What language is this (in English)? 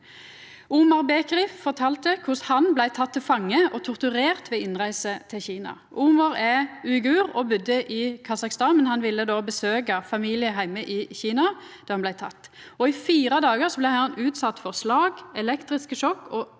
Norwegian